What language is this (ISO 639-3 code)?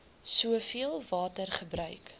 afr